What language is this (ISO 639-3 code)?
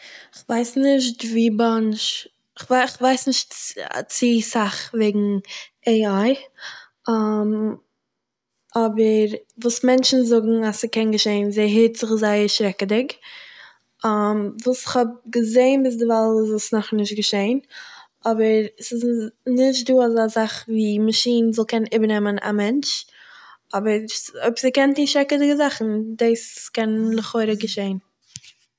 yid